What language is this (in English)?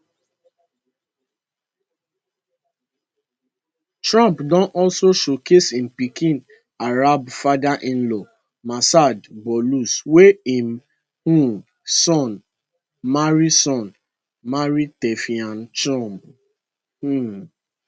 Nigerian Pidgin